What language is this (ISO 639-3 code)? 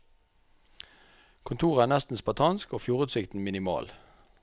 nor